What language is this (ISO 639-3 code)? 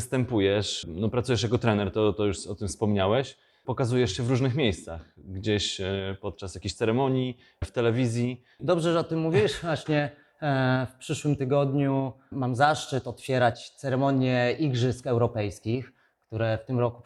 pol